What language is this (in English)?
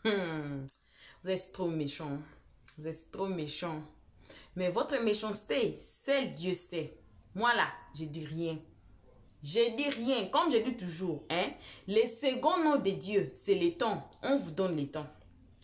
French